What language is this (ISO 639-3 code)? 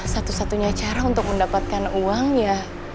ind